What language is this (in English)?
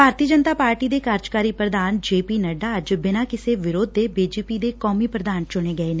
Punjabi